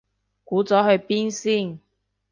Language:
Cantonese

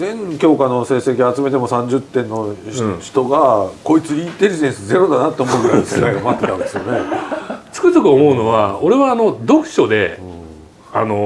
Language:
Japanese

